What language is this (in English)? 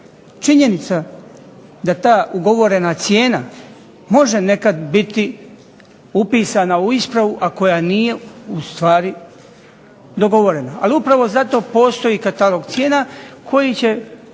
Croatian